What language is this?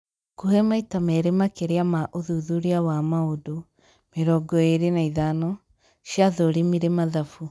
Kikuyu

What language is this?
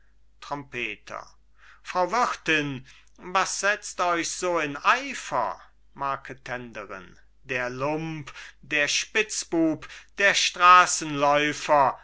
German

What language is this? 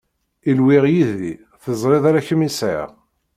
Kabyle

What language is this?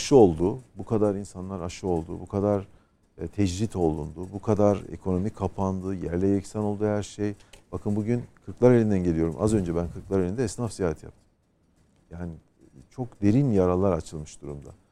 Turkish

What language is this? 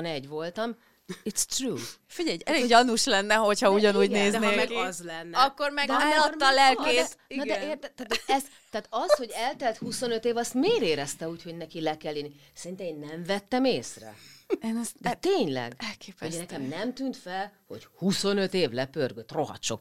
Hungarian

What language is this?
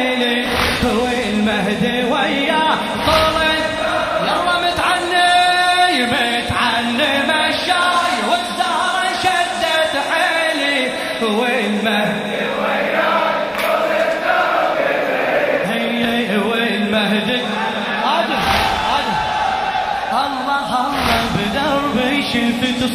Arabic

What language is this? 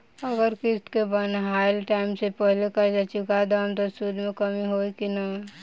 Bhojpuri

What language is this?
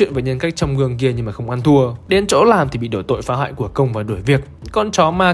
Vietnamese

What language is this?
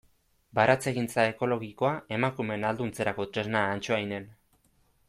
Basque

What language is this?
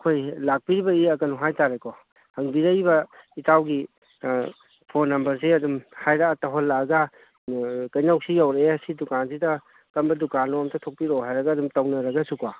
Manipuri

